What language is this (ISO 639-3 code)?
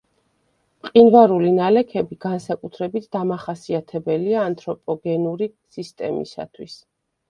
kat